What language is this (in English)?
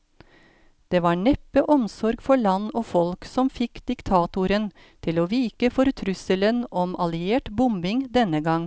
Norwegian